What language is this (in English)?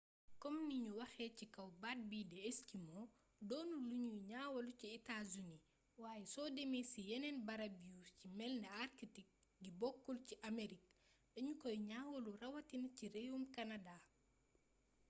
Wolof